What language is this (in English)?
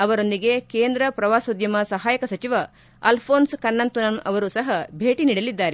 Kannada